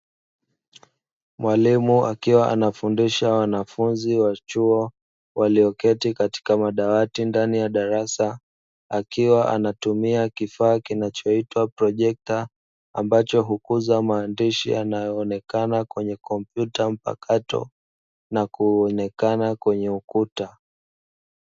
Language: Swahili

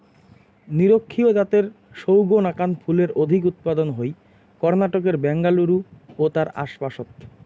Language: Bangla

